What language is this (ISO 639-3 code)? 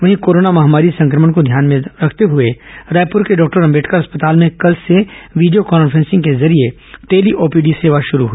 hin